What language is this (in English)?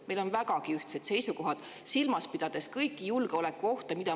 Estonian